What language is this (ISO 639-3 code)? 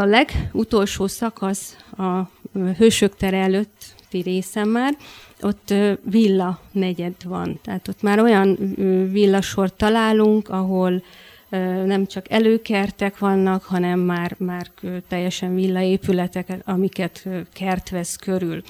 hun